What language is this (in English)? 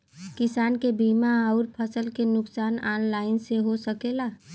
Bhojpuri